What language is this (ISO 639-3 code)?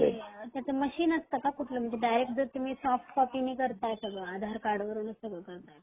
mar